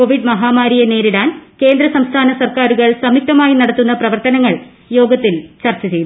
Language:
Malayalam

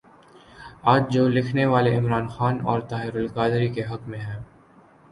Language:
Urdu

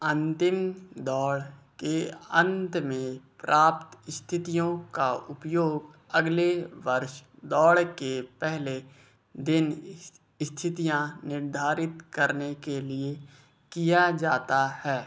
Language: Hindi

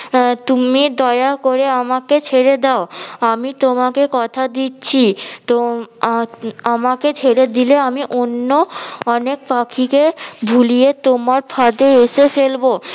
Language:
Bangla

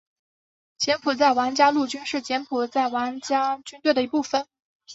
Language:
Chinese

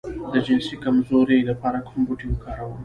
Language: Pashto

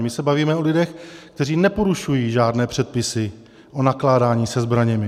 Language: Czech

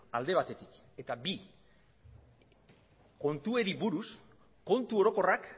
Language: Basque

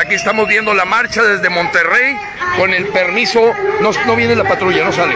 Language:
Spanish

